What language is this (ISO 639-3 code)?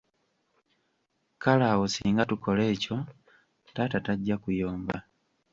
lug